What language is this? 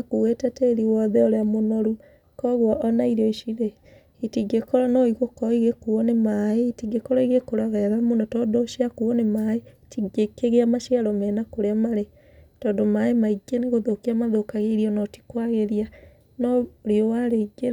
Kikuyu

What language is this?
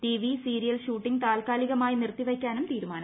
Malayalam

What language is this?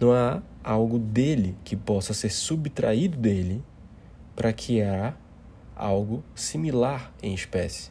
Portuguese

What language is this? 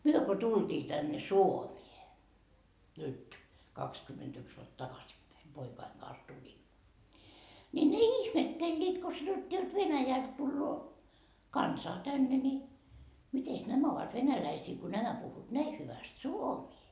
Finnish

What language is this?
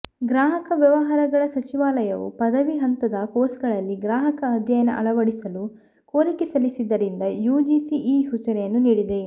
Kannada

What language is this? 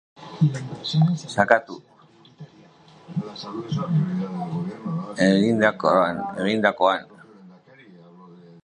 Basque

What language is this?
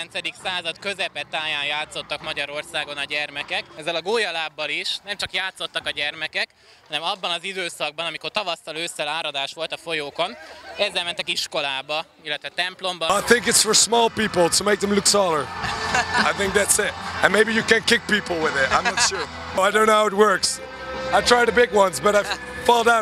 Hungarian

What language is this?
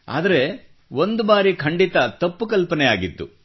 Kannada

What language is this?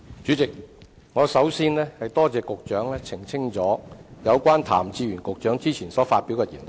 Cantonese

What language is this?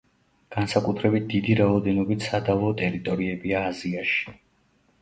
Georgian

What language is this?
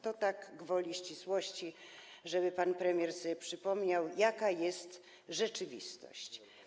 Polish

